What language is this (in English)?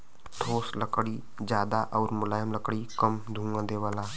Bhojpuri